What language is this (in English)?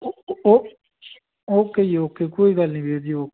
Punjabi